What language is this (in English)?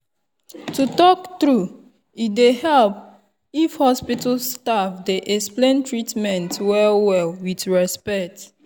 Nigerian Pidgin